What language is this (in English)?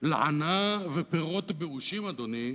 Hebrew